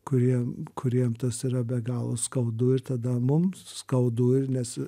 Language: Lithuanian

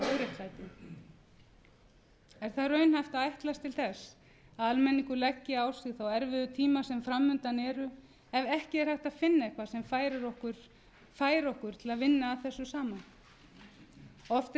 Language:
Icelandic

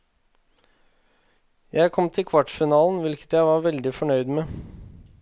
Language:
Norwegian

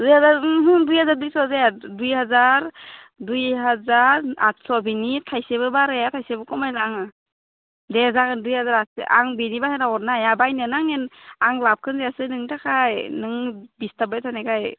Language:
Bodo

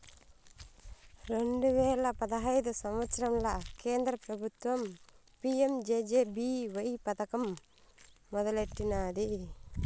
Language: Telugu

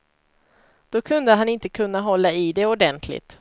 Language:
Swedish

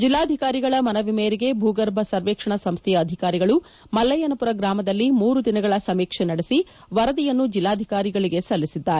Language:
Kannada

